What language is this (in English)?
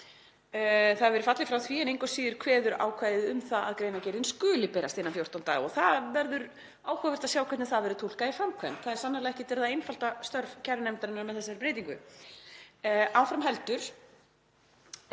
Icelandic